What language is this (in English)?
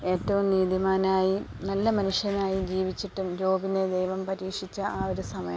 Malayalam